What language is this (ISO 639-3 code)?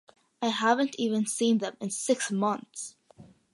eng